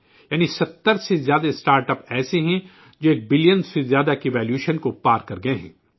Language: Urdu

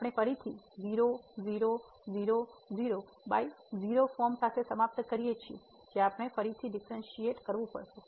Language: Gujarati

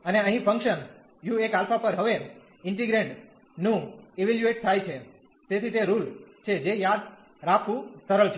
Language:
Gujarati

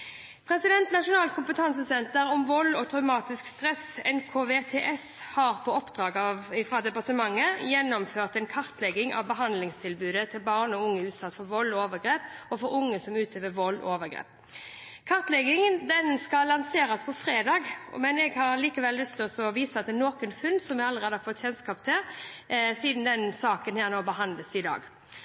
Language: Norwegian Bokmål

